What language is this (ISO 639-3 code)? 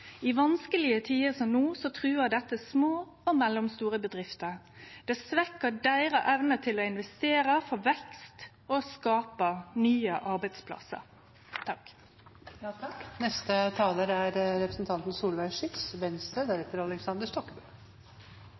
nno